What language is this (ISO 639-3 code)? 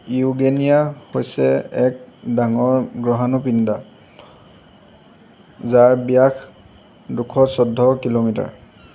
asm